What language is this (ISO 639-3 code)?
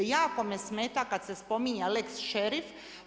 hrv